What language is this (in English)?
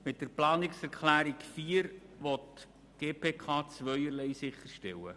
Swiss German